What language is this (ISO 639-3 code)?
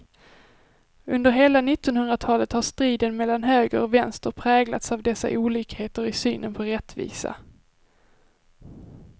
swe